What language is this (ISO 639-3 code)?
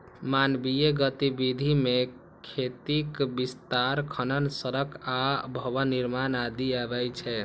mai